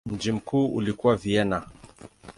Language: Swahili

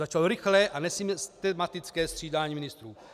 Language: Czech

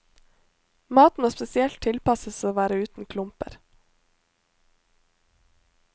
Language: Norwegian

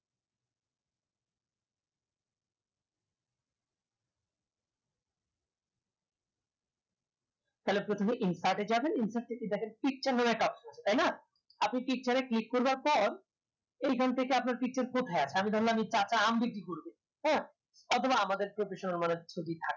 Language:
Bangla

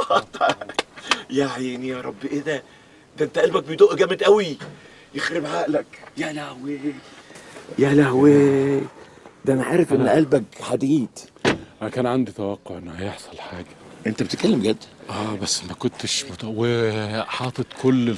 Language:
Arabic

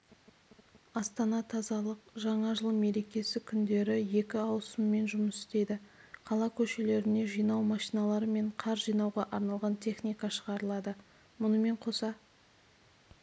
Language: Kazakh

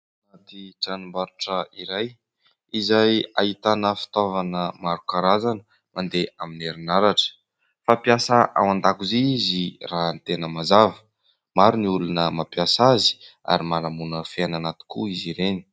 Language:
Malagasy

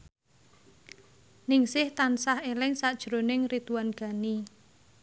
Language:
Javanese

